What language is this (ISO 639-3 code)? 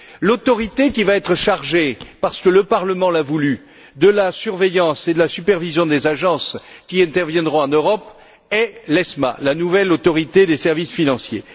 fra